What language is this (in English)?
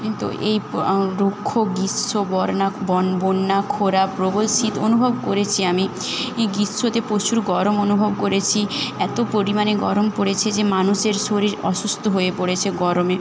Bangla